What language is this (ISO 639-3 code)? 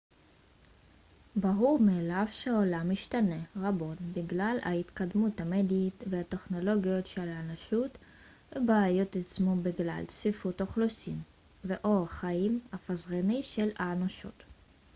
heb